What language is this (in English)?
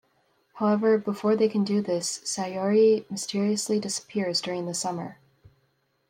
English